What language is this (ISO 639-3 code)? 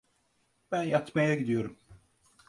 tur